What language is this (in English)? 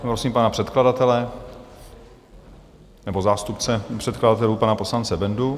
Czech